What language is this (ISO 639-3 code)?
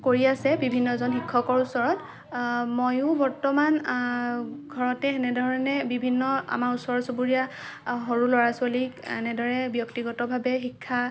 asm